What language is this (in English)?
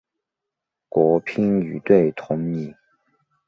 Chinese